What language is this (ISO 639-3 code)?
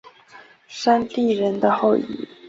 zho